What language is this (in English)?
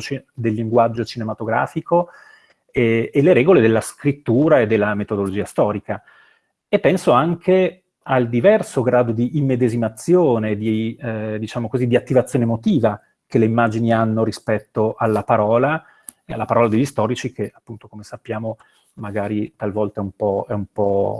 Italian